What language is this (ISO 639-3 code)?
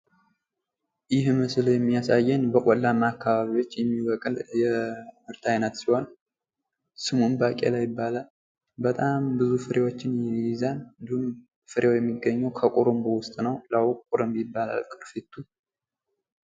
amh